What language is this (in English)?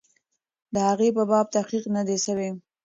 Pashto